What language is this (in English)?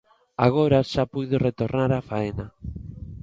Galician